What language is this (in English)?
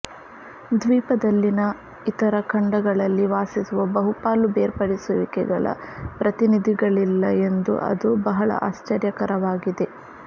Kannada